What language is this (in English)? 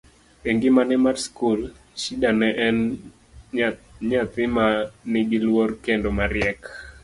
Luo (Kenya and Tanzania)